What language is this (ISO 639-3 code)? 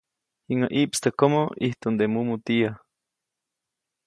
zoc